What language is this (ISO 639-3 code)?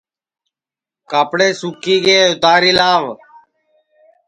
ssi